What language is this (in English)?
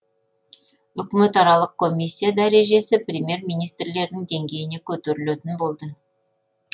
Kazakh